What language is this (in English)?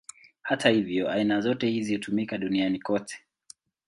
Swahili